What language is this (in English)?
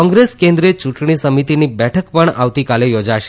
Gujarati